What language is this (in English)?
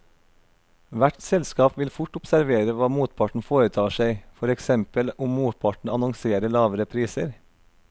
Norwegian